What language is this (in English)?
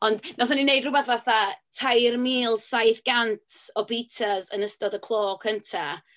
Welsh